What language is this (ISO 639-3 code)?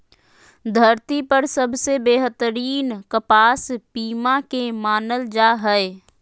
mag